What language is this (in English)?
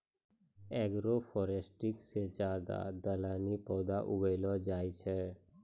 Maithili